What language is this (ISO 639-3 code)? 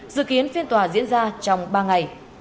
vie